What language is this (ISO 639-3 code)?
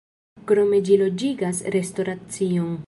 epo